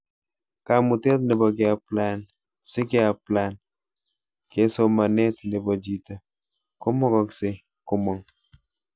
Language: Kalenjin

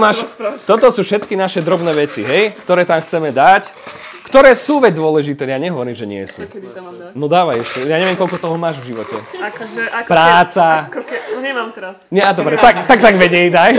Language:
Slovak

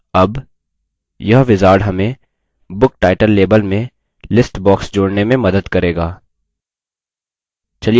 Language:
Hindi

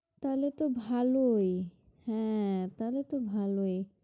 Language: Bangla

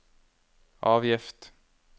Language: Norwegian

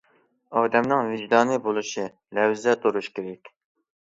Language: Uyghur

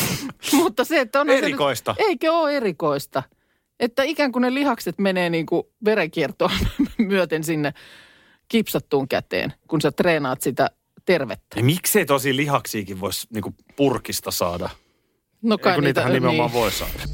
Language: Finnish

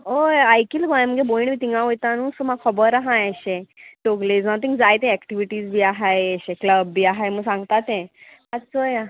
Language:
Konkani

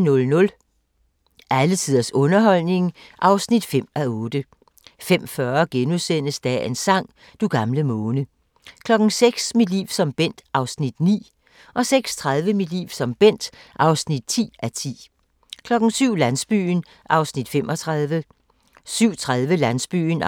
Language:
Danish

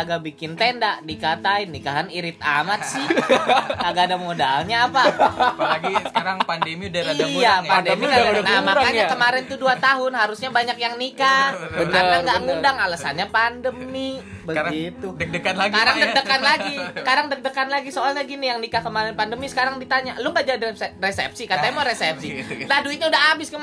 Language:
Indonesian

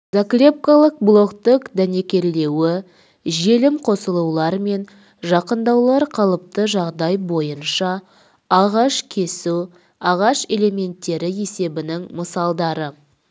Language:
Kazakh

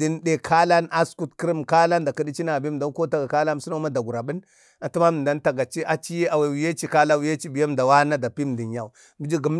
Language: Bade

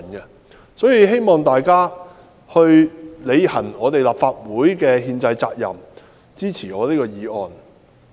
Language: Cantonese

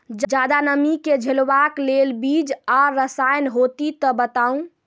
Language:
Maithili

